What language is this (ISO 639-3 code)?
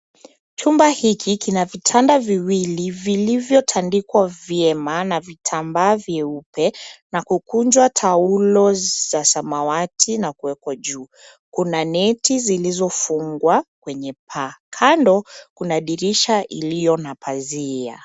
swa